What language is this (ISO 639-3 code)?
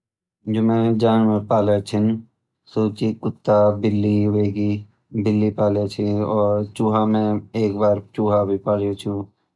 gbm